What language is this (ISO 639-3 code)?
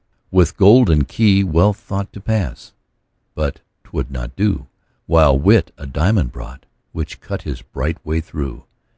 eng